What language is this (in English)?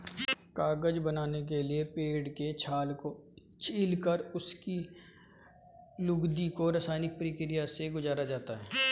Hindi